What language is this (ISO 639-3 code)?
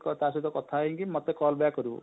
ori